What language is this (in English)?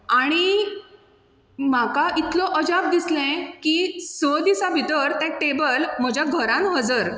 Konkani